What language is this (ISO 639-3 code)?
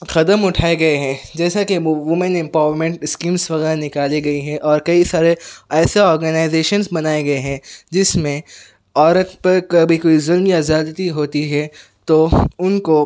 urd